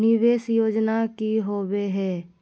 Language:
Magahi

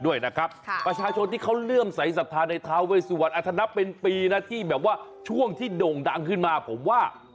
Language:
Thai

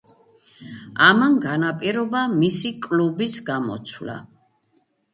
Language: Georgian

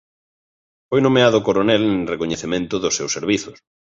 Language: Galician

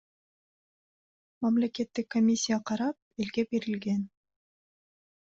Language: Kyrgyz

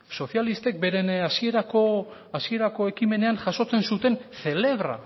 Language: Basque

